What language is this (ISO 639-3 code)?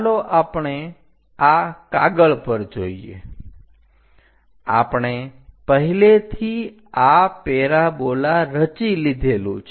guj